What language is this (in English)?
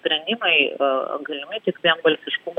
Lithuanian